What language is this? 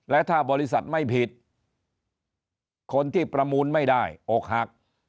Thai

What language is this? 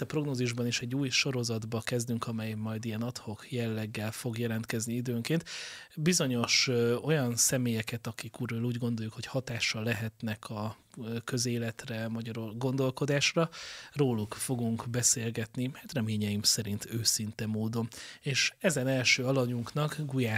Hungarian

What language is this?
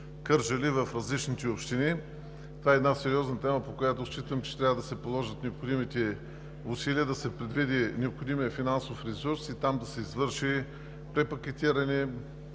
Bulgarian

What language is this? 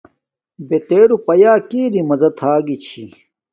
Domaaki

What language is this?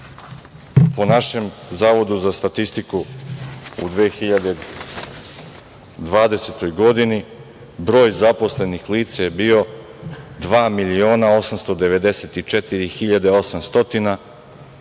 Serbian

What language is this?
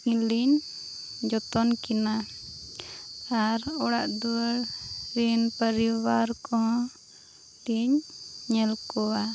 Santali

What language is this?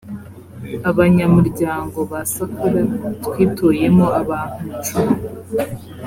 Kinyarwanda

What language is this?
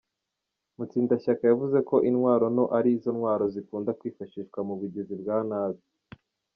Kinyarwanda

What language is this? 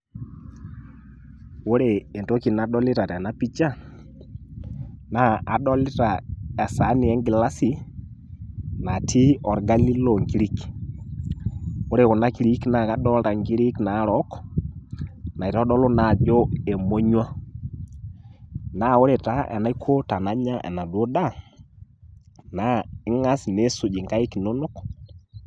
Masai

